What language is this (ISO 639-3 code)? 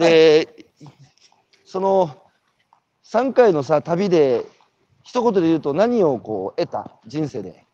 jpn